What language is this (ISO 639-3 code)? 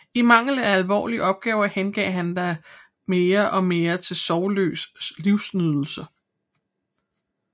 dan